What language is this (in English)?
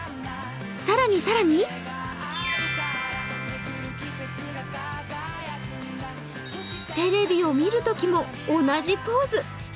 Japanese